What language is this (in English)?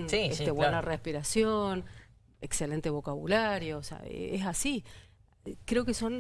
Spanish